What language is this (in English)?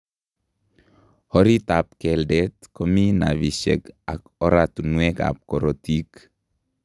Kalenjin